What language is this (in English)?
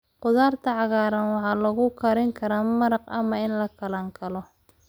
Somali